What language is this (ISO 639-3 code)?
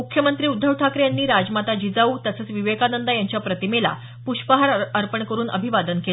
mar